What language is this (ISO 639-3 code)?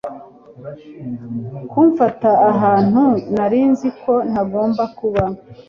kin